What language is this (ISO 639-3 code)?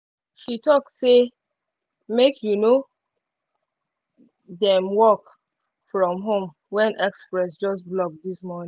pcm